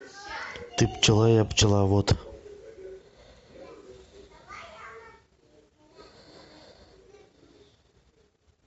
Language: Russian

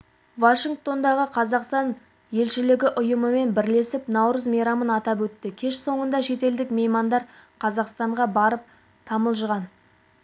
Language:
Kazakh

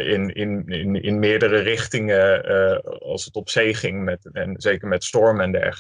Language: Dutch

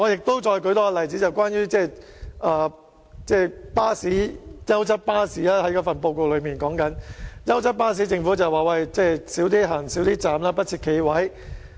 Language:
Cantonese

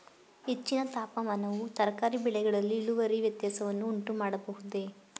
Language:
Kannada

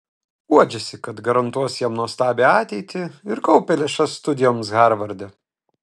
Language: Lithuanian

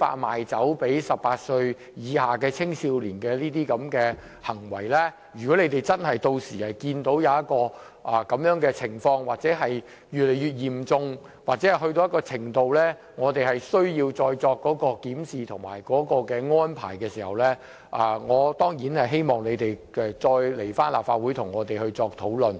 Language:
Cantonese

